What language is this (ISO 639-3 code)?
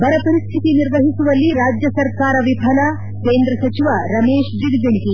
kan